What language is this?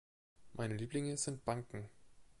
German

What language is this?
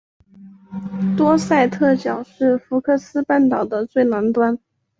Chinese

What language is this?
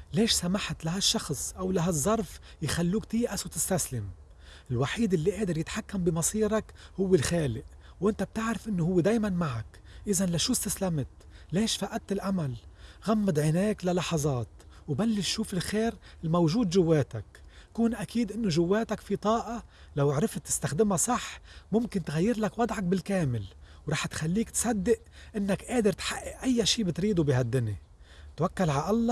Arabic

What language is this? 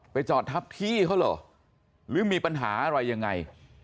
Thai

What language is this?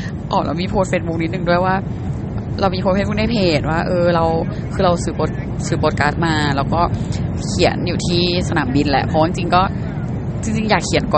Thai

